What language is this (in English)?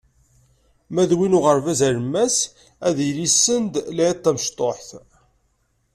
Kabyle